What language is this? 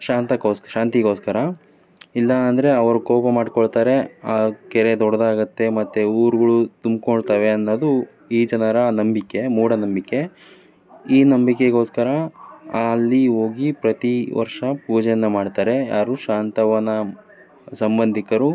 Kannada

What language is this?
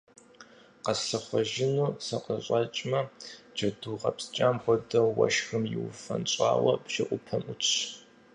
Kabardian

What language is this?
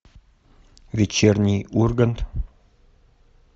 Russian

